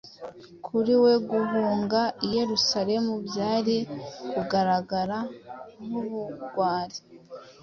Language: Kinyarwanda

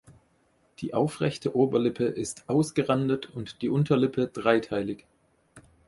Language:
German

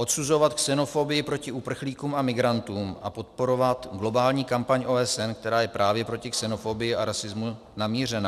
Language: Czech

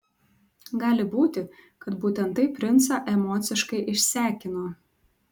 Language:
Lithuanian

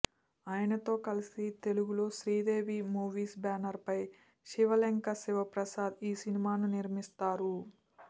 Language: Telugu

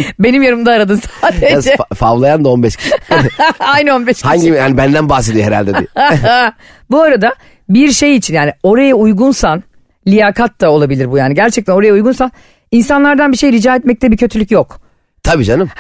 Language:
Turkish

